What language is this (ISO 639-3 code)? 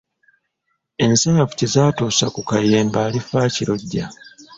lug